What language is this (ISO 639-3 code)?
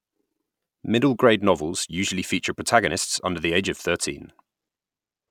eng